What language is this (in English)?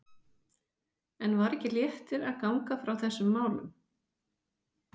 Icelandic